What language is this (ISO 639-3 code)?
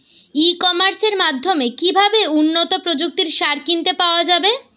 ben